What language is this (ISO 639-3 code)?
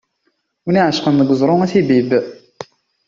kab